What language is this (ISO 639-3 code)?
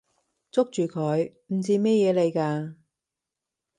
yue